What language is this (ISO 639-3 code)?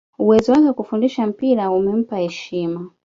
swa